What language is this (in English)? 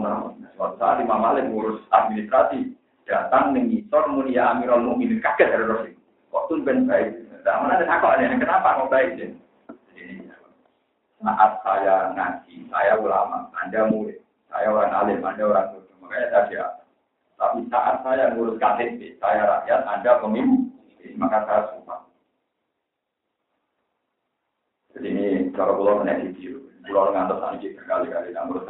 Indonesian